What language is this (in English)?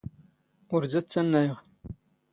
Standard Moroccan Tamazight